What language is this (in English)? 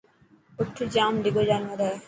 Dhatki